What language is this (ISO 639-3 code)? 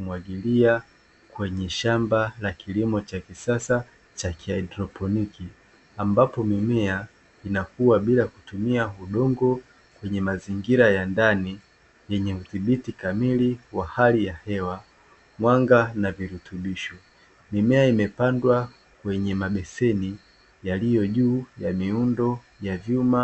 swa